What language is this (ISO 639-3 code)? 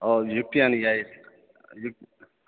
san